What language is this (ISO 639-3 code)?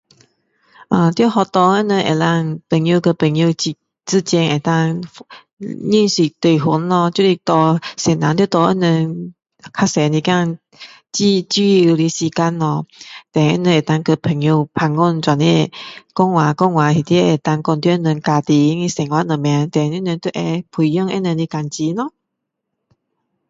cdo